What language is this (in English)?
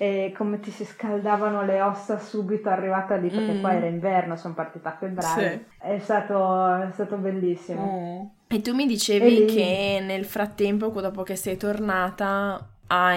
Italian